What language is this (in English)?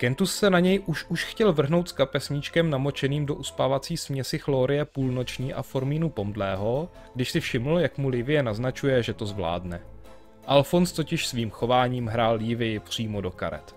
Czech